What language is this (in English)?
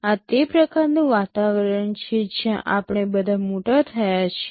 Gujarati